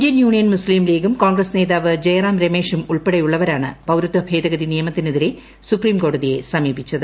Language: Malayalam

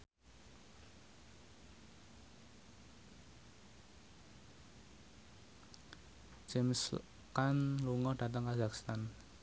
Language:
Javanese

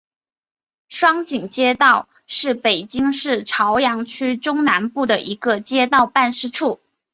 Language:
Chinese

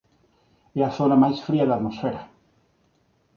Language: Galician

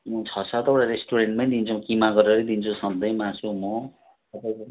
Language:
Nepali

